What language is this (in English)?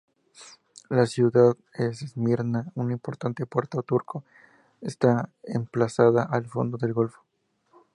Spanish